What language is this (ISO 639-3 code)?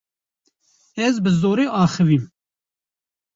kur